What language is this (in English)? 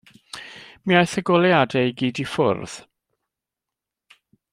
Welsh